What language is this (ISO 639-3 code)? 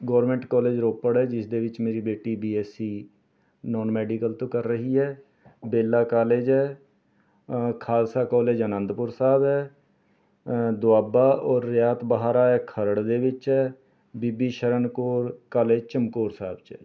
pan